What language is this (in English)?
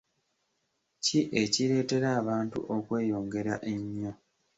Ganda